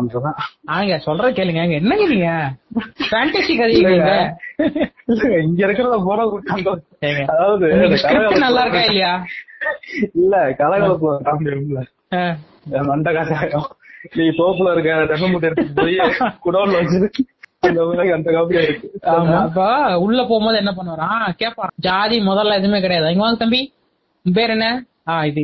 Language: Tamil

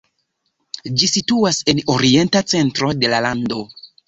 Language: Esperanto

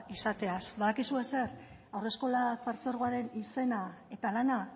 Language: Basque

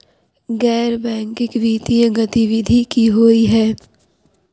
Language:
Maithili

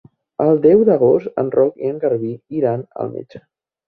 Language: Catalan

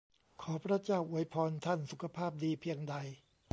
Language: Thai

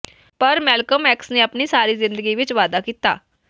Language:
Punjabi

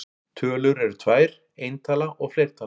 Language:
Icelandic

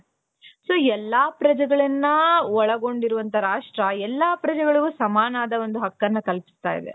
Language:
Kannada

